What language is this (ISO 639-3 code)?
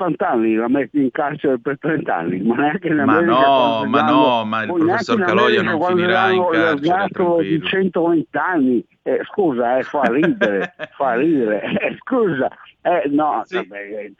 ita